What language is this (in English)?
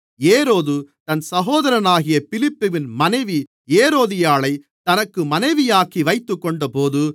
Tamil